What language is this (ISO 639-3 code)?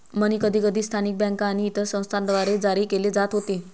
mar